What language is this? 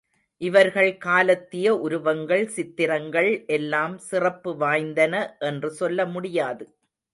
Tamil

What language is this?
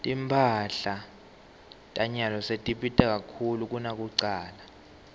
Swati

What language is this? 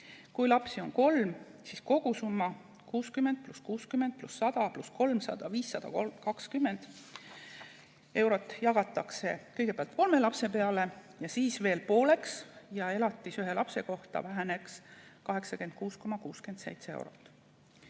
Estonian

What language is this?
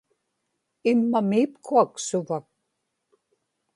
Inupiaq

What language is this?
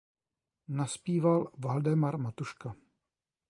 Czech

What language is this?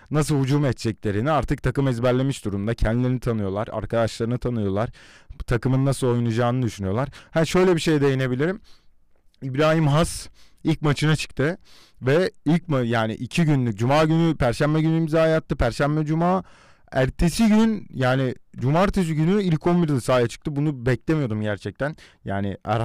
Turkish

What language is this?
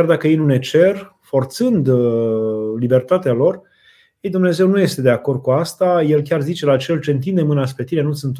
Romanian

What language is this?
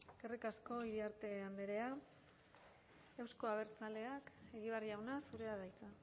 Basque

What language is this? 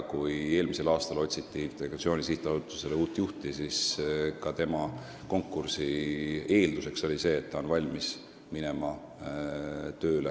Estonian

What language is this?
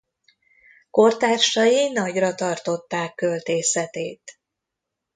Hungarian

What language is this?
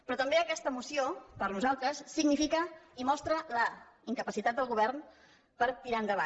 Catalan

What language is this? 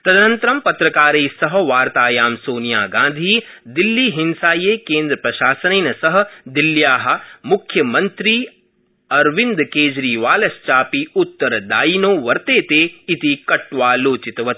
Sanskrit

